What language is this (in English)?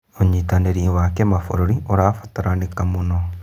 Kikuyu